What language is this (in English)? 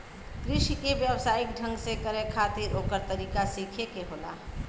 Bhojpuri